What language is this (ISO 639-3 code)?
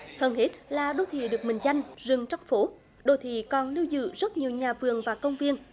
vie